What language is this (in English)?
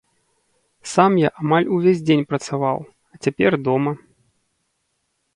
Belarusian